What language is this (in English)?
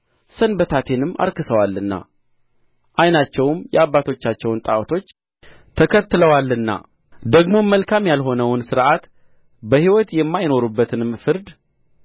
Amharic